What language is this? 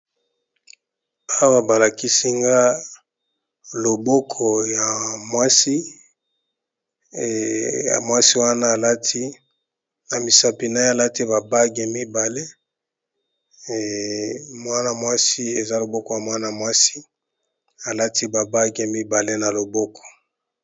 Lingala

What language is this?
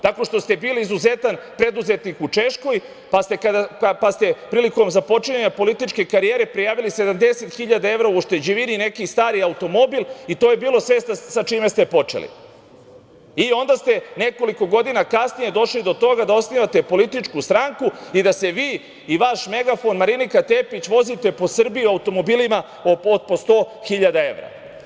Serbian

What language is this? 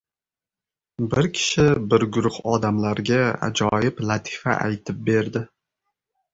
Uzbek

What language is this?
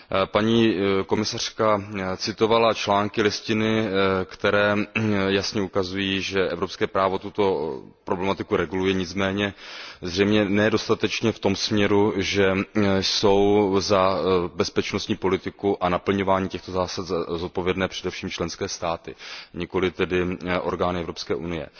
Czech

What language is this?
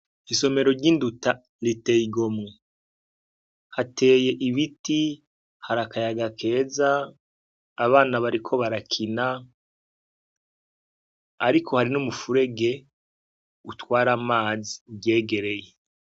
Rundi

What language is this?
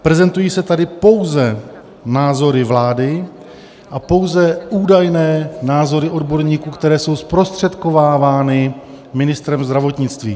Czech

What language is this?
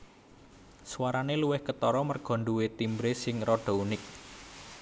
Javanese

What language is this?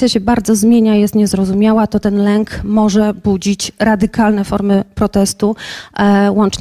Polish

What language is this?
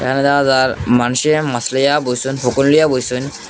Bangla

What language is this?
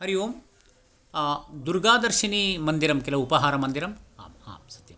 Sanskrit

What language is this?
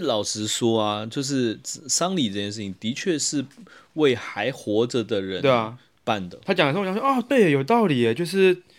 Chinese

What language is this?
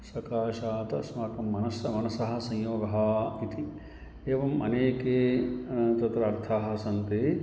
Sanskrit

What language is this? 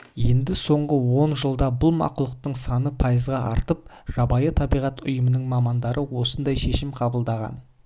Kazakh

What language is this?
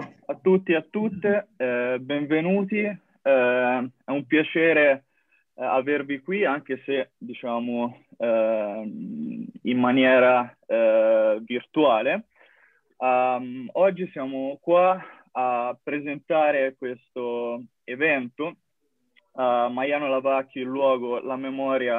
Italian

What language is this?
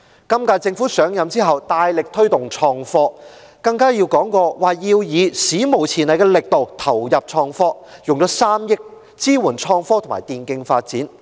Cantonese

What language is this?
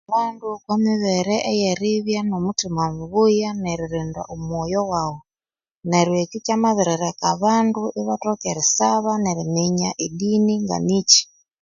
Konzo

